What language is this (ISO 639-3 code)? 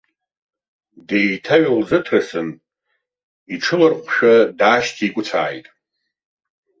abk